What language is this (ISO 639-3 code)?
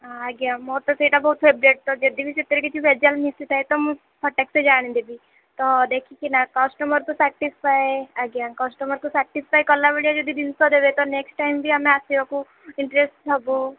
ori